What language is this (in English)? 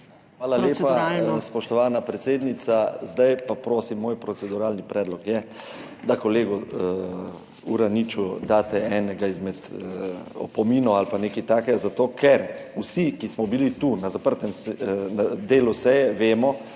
Slovenian